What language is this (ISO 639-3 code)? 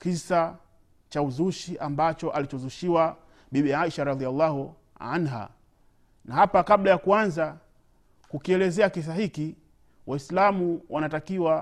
swa